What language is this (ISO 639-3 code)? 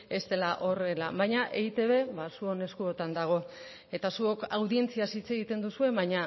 eus